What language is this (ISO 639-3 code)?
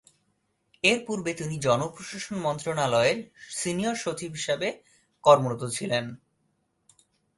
ben